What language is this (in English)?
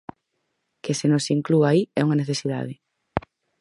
Galician